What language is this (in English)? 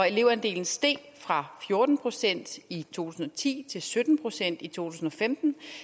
Danish